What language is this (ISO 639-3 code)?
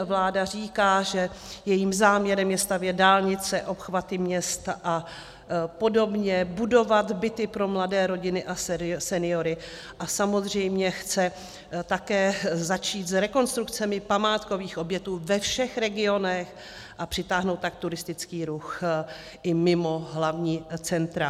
ces